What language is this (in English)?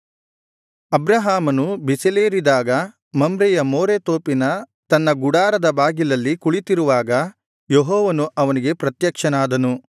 Kannada